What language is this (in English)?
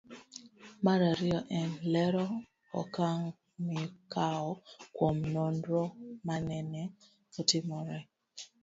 Luo (Kenya and Tanzania)